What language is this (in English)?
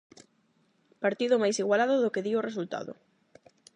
Galician